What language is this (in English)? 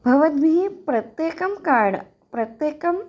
Sanskrit